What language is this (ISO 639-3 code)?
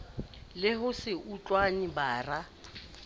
sot